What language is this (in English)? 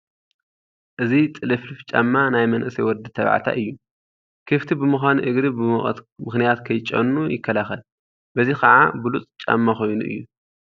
Tigrinya